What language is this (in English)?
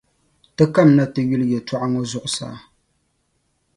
Dagbani